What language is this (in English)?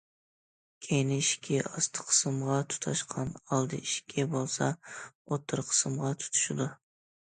Uyghur